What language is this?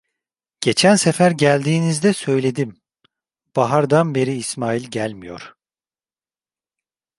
Turkish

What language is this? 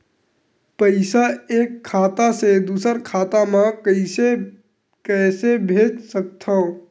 Chhattisgarhi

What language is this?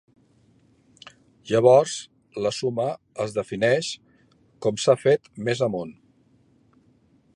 Catalan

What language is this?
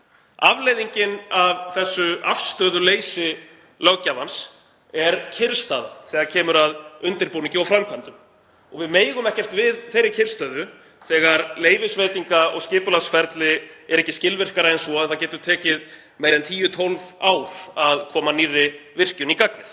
Icelandic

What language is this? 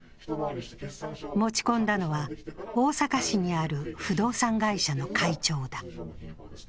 Japanese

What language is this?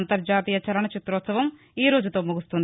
Telugu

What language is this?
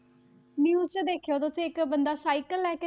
Punjabi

